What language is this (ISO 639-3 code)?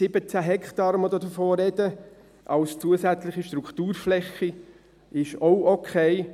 gsw